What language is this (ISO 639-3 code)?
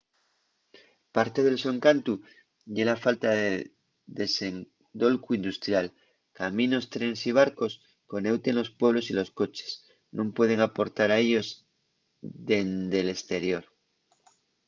ast